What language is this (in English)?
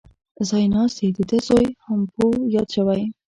Pashto